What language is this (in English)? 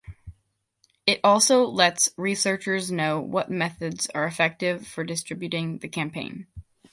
English